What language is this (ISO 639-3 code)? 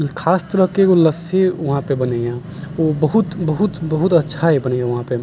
mai